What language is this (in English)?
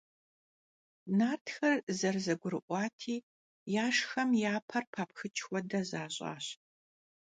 Kabardian